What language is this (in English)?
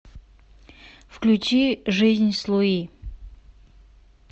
Russian